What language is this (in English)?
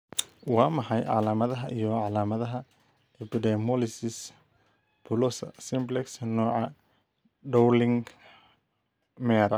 Somali